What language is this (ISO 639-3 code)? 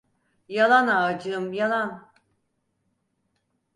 tur